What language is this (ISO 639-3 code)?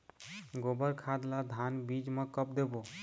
hne